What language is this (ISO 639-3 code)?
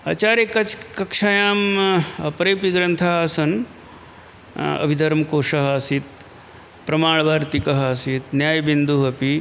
san